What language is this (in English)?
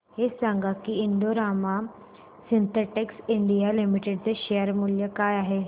Marathi